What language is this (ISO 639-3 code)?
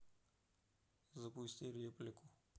rus